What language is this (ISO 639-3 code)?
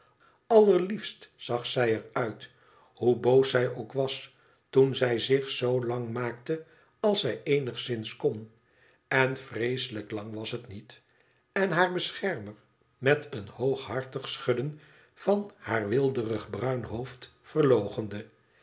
nld